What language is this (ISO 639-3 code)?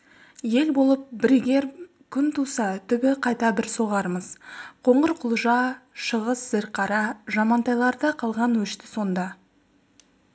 kaz